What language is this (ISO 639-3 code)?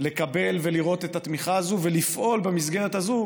heb